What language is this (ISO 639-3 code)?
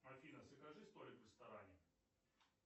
rus